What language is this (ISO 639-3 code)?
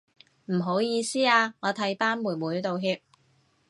yue